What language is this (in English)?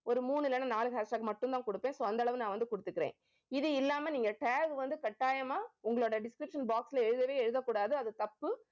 Tamil